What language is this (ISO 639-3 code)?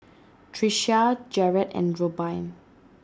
eng